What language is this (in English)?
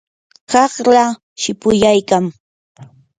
Yanahuanca Pasco Quechua